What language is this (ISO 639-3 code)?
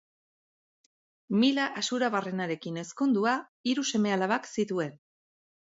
eus